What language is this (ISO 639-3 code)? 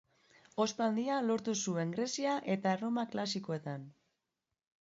eus